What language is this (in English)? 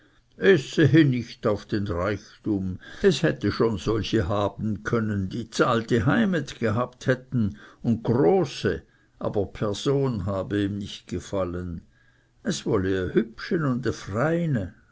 German